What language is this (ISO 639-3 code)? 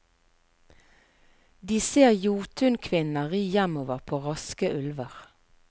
nor